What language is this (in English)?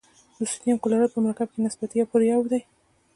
Pashto